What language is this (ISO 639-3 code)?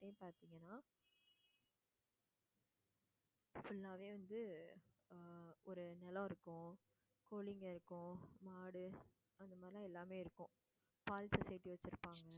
tam